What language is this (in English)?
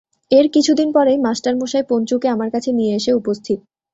Bangla